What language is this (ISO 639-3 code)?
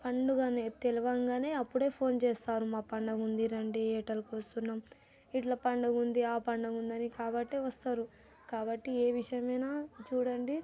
tel